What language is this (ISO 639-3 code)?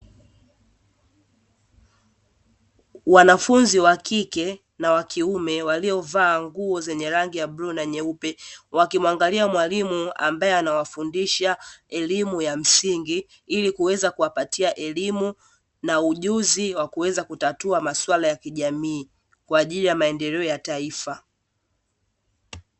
swa